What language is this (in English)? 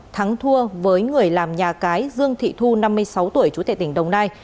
Vietnamese